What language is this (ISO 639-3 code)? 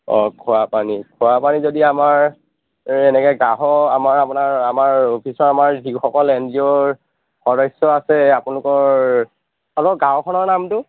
asm